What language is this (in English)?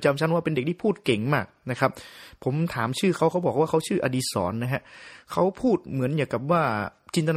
Thai